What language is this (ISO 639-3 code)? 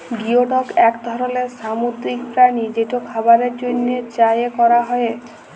ben